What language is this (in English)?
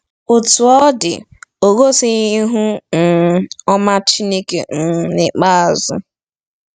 Igbo